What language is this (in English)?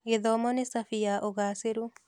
Kikuyu